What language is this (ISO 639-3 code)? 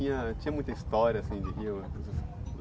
por